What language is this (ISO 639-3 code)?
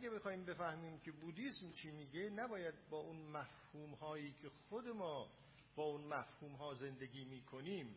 fas